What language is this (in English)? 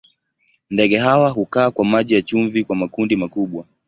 Swahili